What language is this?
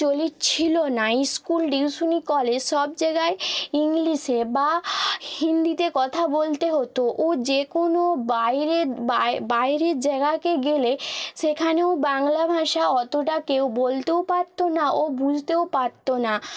Bangla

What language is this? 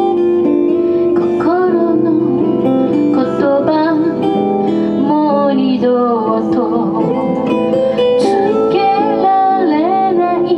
Japanese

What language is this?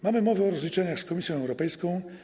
Polish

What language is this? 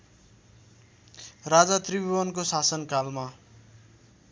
Nepali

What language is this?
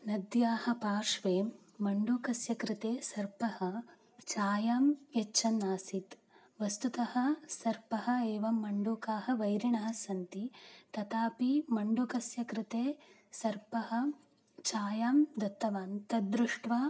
Sanskrit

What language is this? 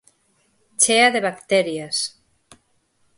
Galician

